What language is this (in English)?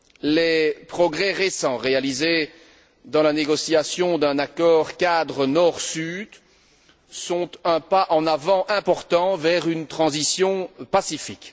French